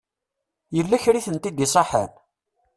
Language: Kabyle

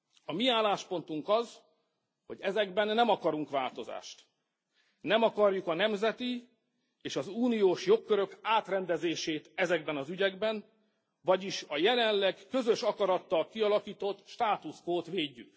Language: Hungarian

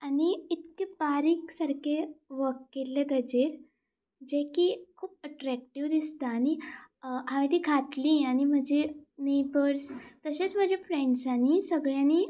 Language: Konkani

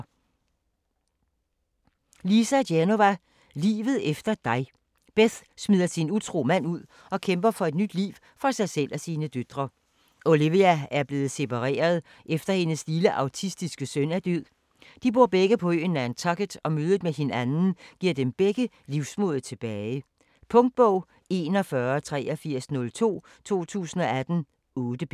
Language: Danish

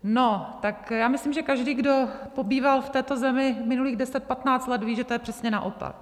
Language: Czech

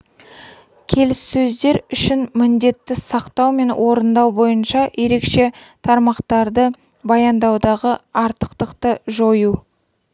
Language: Kazakh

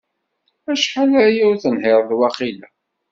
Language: Kabyle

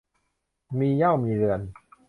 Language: Thai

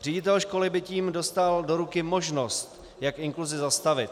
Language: Czech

